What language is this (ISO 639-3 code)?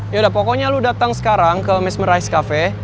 ind